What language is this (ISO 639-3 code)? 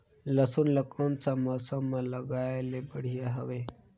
hne